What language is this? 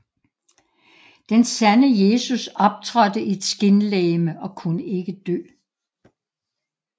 Danish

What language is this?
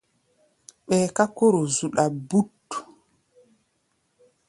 Gbaya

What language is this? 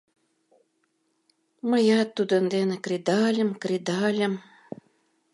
Mari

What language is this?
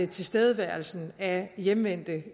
Danish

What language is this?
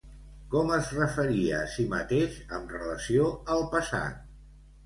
Catalan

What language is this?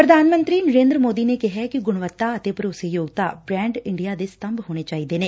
Punjabi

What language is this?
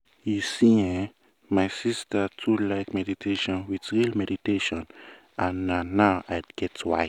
Nigerian Pidgin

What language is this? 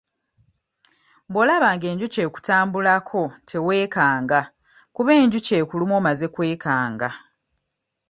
Ganda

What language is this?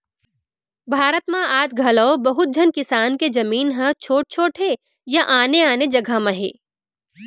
Chhattisgarhi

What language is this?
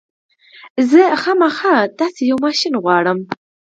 Pashto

